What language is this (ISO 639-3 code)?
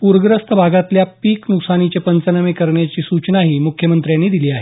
mar